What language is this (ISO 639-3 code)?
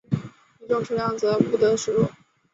zho